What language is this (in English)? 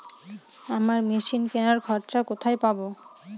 Bangla